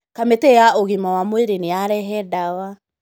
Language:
Kikuyu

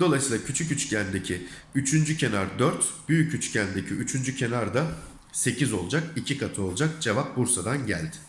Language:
Turkish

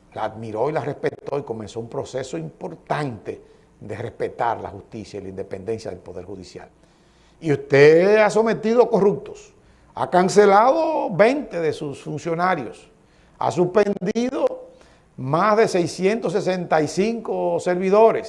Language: Spanish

